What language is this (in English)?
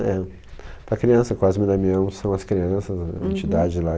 Portuguese